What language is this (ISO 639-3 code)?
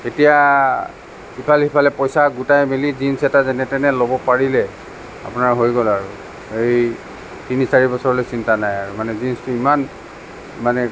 asm